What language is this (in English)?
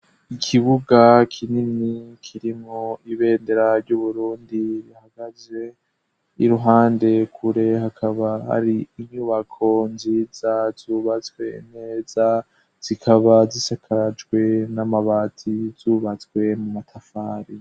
Rundi